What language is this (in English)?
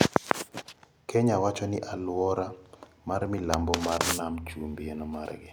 Luo (Kenya and Tanzania)